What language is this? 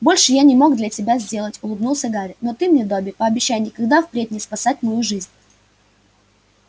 Russian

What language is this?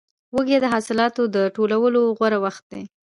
Pashto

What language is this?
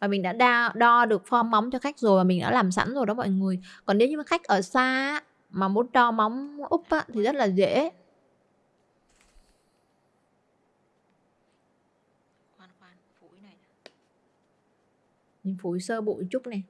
Vietnamese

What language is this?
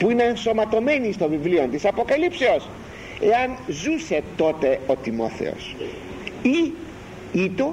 Greek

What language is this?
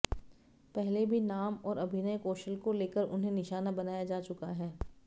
Hindi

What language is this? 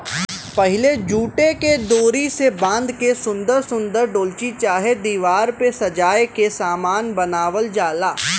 Bhojpuri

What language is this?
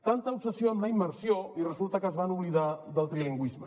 Catalan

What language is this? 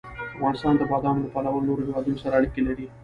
Pashto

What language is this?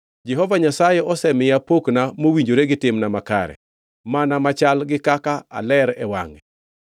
Luo (Kenya and Tanzania)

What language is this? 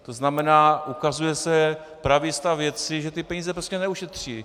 Czech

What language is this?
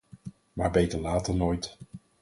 Dutch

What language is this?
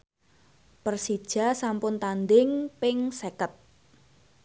Javanese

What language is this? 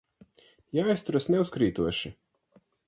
Latvian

